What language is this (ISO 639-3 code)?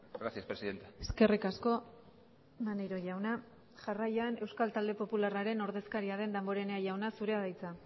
eus